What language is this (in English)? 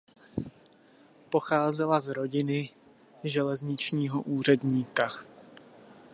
Czech